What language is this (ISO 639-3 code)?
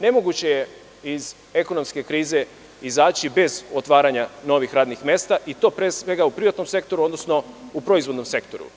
srp